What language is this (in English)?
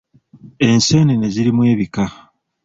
Ganda